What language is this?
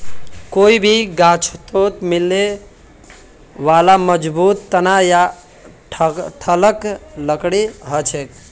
Magahi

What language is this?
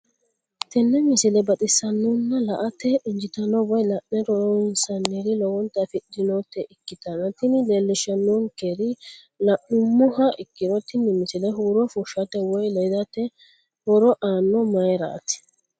Sidamo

